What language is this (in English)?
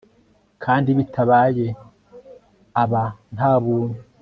Kinyarwanda